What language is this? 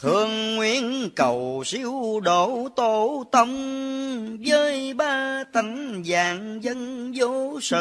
Vietnamese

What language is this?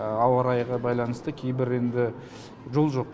Kazakh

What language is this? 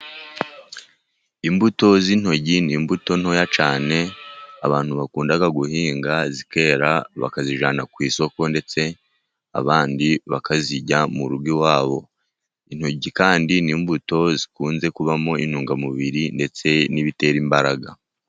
Kinyarwanda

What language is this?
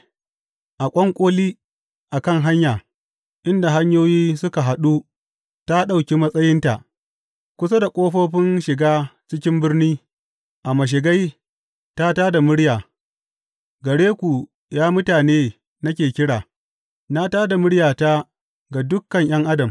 Hausa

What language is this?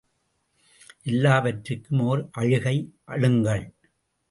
Tamil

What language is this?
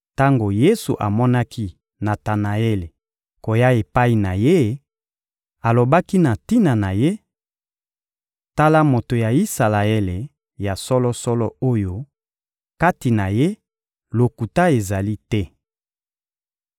Lingala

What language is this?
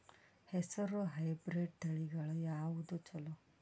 Kannada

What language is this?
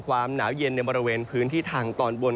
Thai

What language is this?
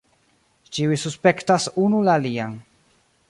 Esperanto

